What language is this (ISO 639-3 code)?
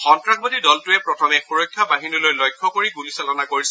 asm